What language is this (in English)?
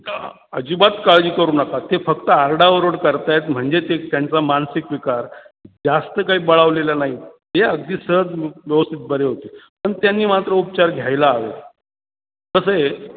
Marathi